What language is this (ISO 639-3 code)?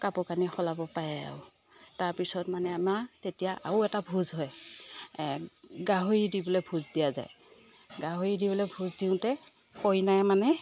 asm